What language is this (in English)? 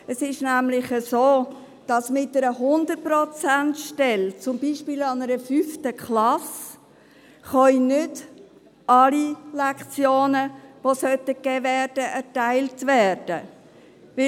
Swiss German